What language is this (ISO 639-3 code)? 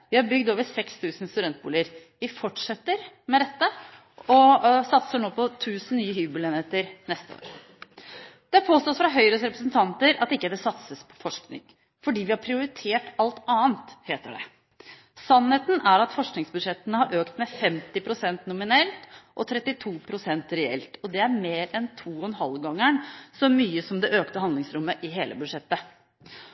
nob